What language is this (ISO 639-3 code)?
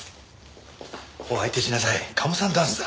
jpn